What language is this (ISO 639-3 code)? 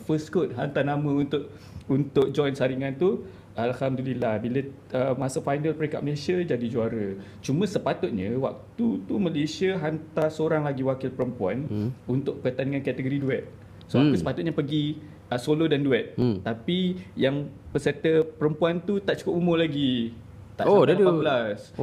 msa